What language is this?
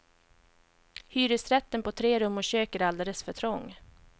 Swedish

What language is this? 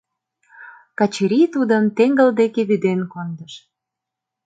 Mari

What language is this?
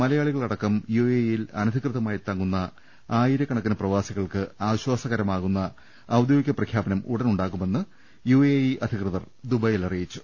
Malayalam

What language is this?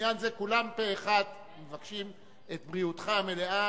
Hebrew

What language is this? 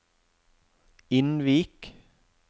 Norwegian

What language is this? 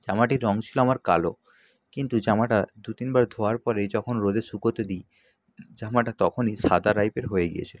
Bangla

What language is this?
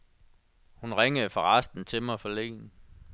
Danish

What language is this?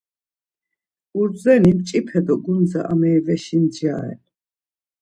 Laz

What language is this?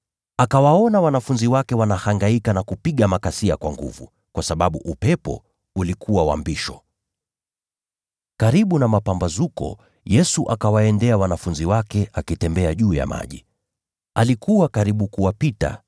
Swahili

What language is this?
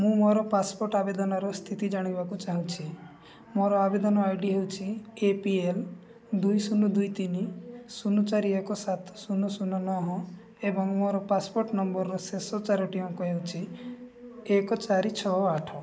Odia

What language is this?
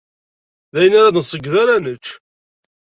Kabyle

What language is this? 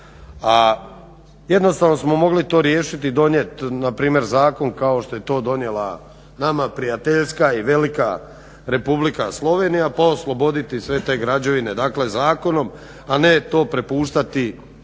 Croatian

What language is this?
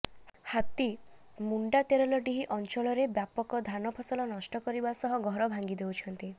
Odia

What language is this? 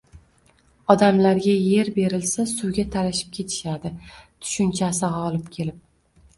Uzbek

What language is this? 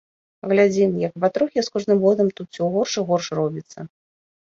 Belarusian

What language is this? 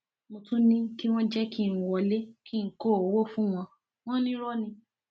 Yoruba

